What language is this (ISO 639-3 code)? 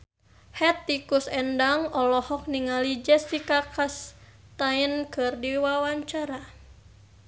sun